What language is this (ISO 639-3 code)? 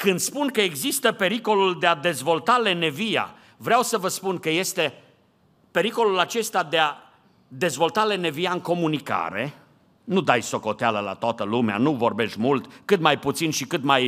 ron